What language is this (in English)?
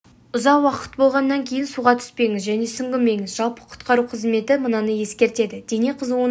Kazakh